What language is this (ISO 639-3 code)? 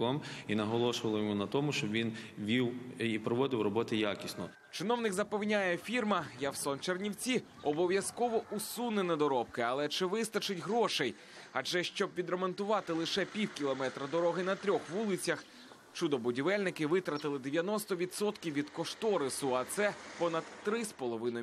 ukr